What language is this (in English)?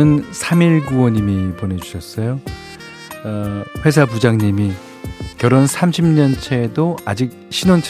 Korean